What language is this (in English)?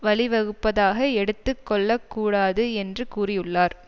Tamil